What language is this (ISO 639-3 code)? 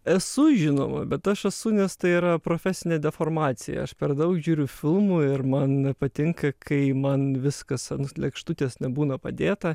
lit